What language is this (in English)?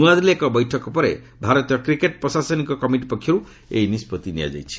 Odia